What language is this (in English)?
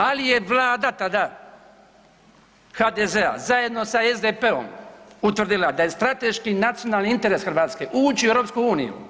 Croatian